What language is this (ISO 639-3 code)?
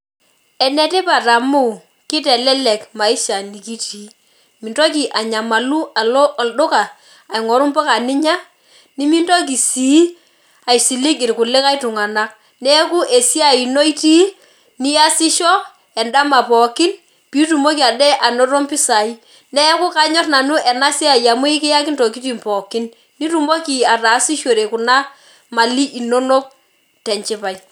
mas